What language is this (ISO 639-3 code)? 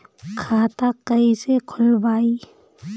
bho